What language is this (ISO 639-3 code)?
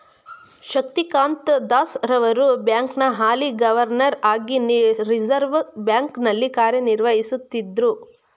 kan